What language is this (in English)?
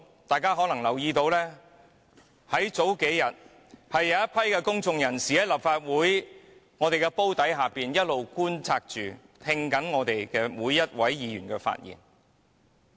Cantonese